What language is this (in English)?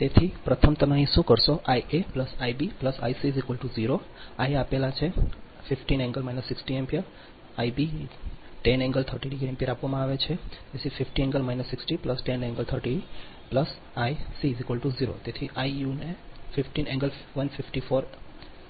Gujarati